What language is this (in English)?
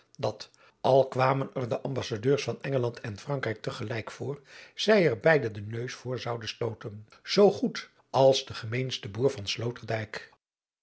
Dutch